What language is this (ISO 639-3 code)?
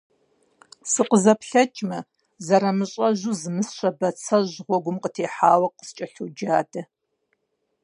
kbd